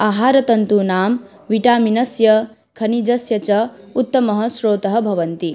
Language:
Sanskrit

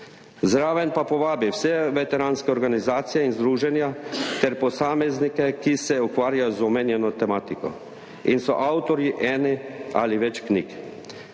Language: Slovenian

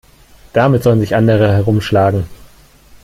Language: German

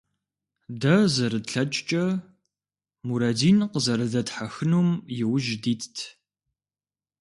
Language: Kabardian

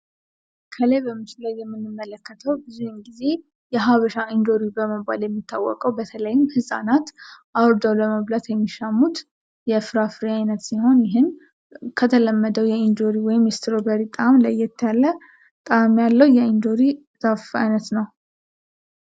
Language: Amharic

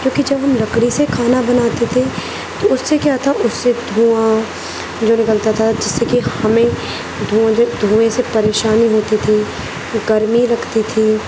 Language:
Urdu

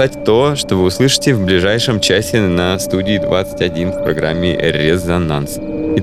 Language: Russian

